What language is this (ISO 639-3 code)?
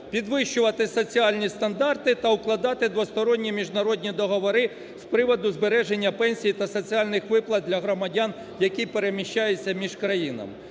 ukr